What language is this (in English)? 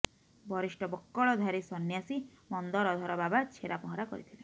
Odia